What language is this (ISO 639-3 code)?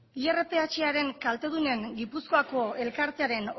eus